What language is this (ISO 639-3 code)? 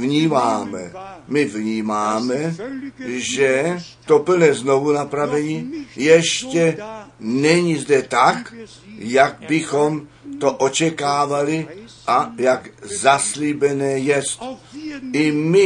ces